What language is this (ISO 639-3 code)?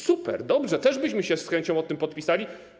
pol